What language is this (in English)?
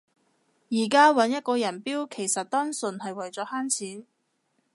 Cantonese